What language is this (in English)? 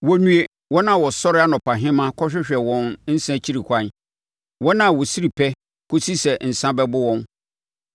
Akan